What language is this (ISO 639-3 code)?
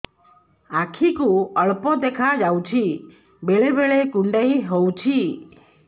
ori